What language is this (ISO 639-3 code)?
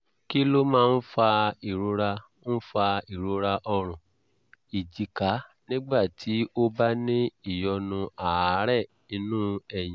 yor